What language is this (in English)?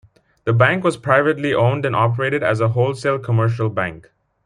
English